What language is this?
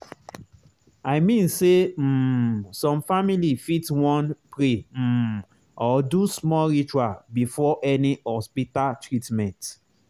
Nigerian Pidgin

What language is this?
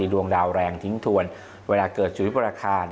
Thai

